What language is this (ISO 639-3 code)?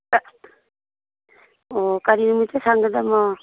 mni